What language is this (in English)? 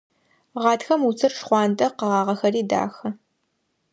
Adyghe